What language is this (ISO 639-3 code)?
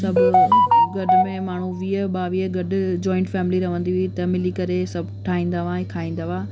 snd